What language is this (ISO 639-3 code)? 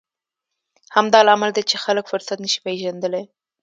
pus